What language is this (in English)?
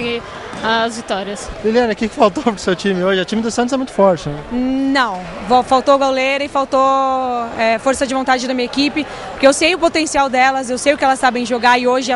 Portuguese